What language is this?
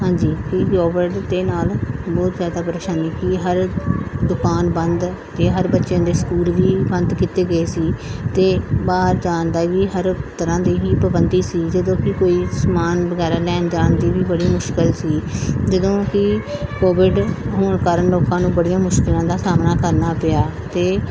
Punjabi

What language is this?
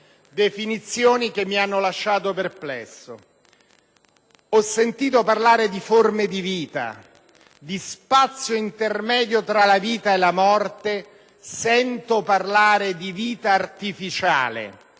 Italian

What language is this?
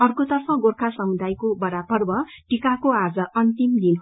Nepali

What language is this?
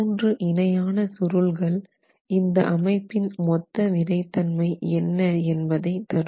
Tamil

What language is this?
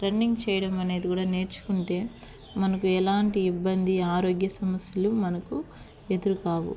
Telugu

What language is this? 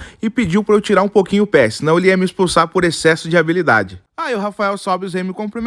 Portuguese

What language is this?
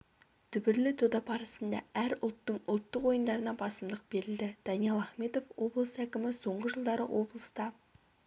Kazakh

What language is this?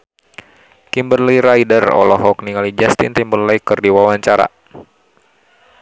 Sundanese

